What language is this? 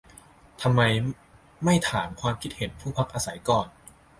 Thai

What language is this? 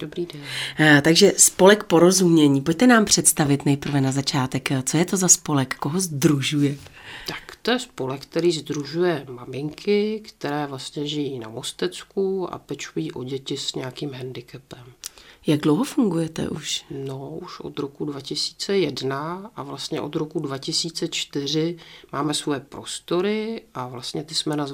Czech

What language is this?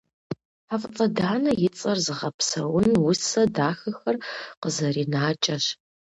Kabardian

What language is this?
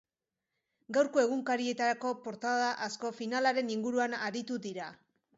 Basque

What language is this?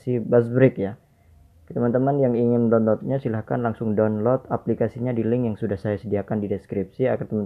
Indonesian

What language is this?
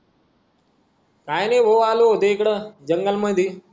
Marathi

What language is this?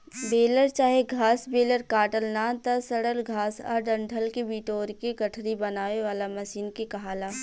Bhojpuri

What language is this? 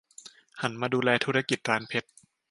Thai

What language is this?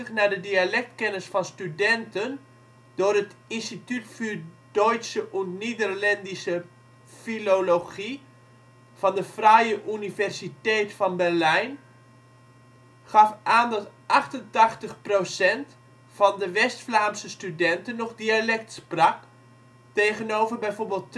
Dutch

